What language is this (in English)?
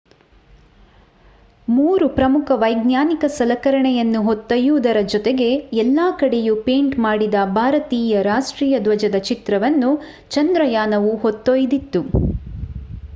Kannada